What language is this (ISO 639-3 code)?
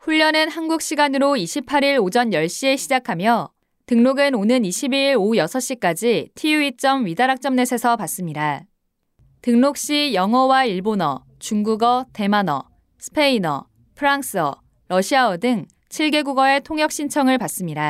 kor